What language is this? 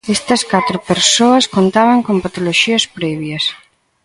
Galician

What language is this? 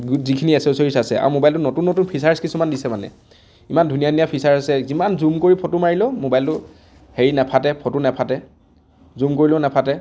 Assamese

